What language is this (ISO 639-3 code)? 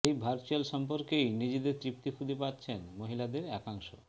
ben